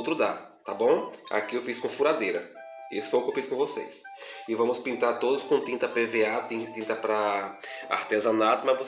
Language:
Portuguese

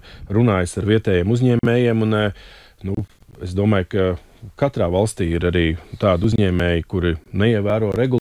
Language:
Russian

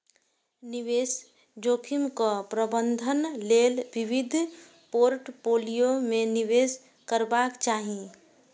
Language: Maithili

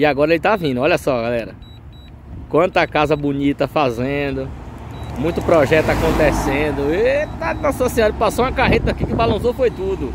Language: Portuguese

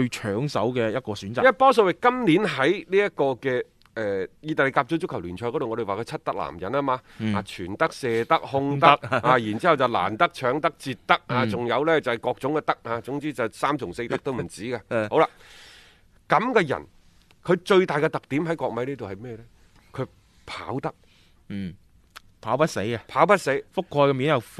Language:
Chinese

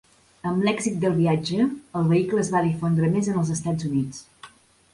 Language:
Catalan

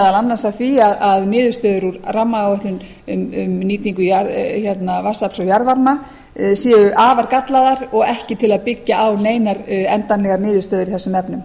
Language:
Icelandic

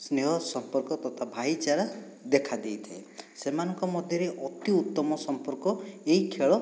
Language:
Odia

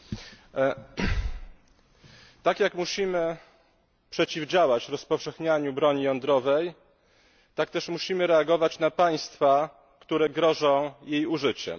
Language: Polish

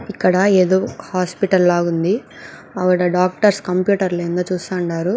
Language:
Telugu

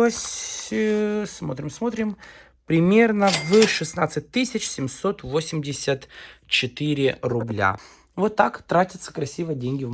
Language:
Russian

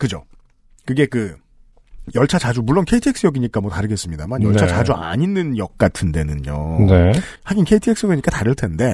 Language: Korean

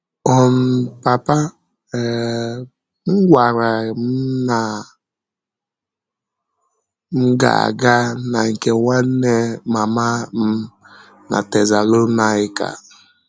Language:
Igbo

